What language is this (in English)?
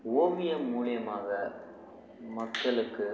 Tamil